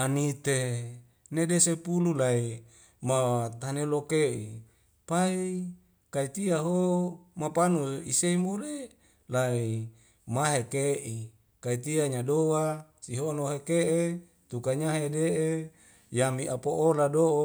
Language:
Wemale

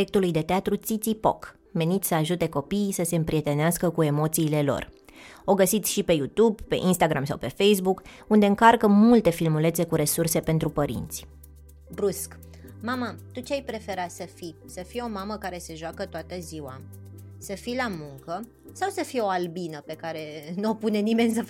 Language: Romanian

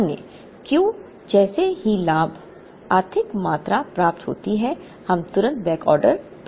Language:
Hindi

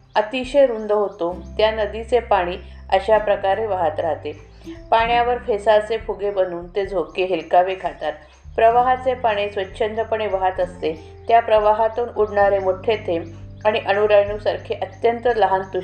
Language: Marathi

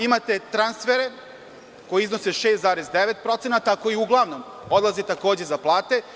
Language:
Serbian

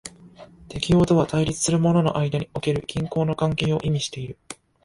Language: Japanese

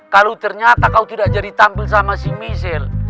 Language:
Indonesian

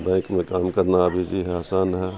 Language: Urdu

